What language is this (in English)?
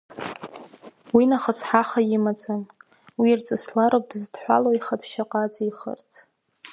Abkhazian